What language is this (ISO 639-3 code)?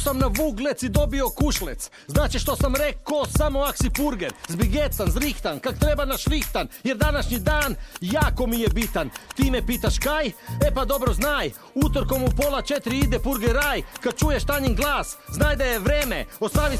hrv